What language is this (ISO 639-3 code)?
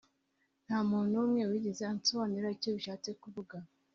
kin